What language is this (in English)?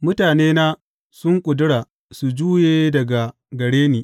Hausa